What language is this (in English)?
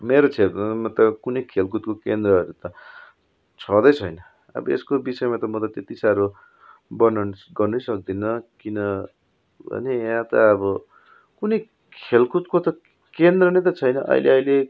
Nepali